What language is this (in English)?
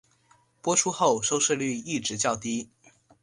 Chinese